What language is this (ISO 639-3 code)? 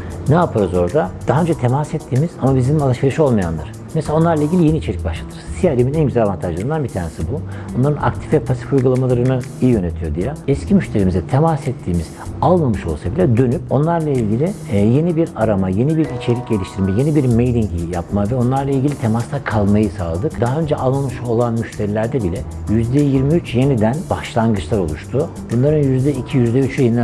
tur